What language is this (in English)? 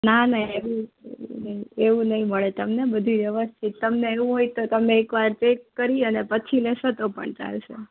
Gujarati